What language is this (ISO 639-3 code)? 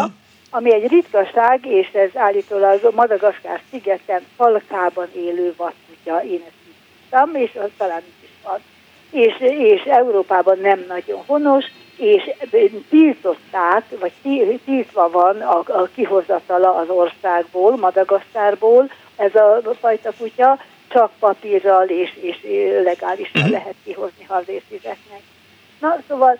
hun